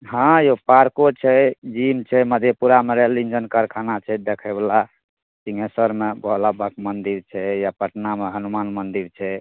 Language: Maithili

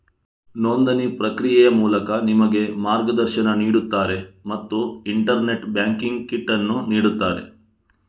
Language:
Kannada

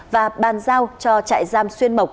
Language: Vietnamese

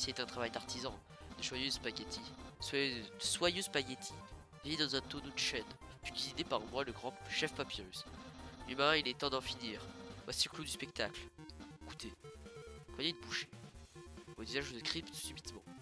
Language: French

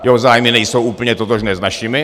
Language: Czech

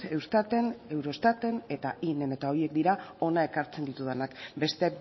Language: Basque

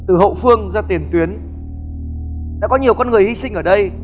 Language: Vietnamese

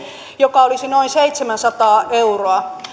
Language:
Finnish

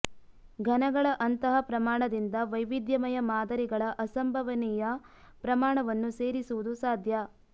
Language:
Kannada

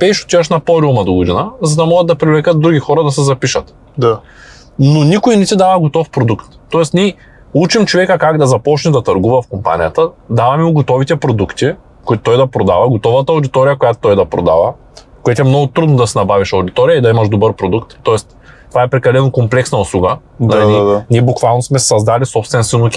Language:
Bulgarian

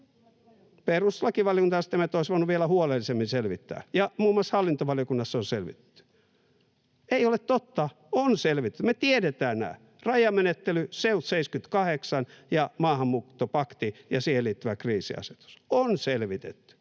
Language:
Finnish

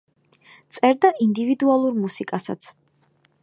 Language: Georgian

